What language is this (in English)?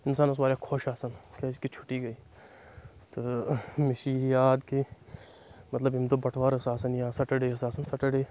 Kashmiri